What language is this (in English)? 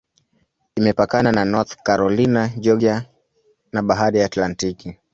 Swahili